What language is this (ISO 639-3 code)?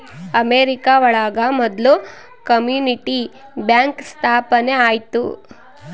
kan